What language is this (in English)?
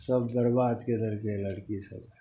Maithili